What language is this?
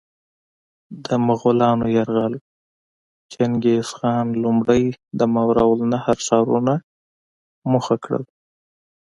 Pashto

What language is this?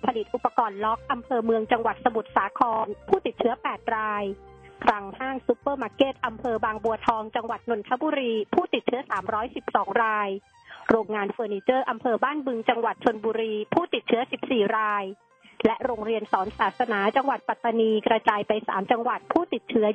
Thai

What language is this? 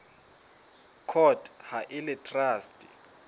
Southern Sotho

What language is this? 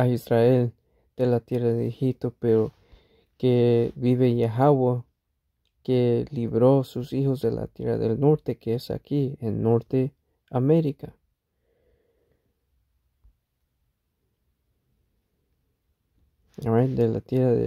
Spanish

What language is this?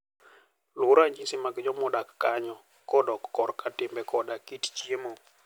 Luo (Kenya and Tanzania)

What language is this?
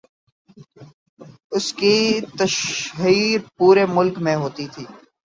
Urdu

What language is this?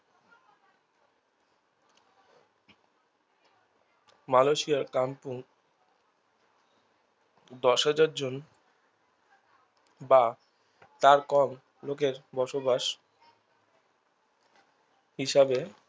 Bangla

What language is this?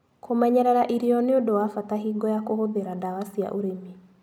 Kikuyu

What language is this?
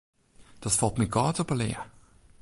Western Frisian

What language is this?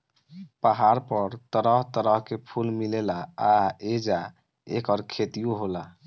Bhojpuri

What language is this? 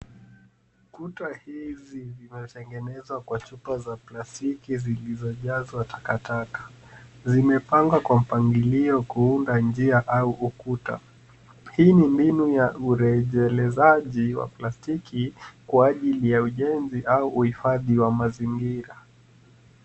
Swahili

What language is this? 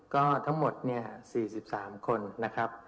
Thai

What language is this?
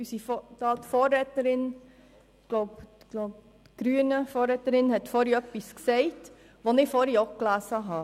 Swiss German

